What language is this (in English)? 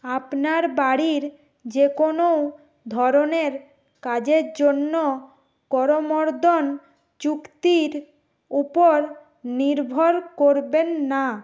Bangla